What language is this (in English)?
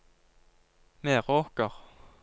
Norwegian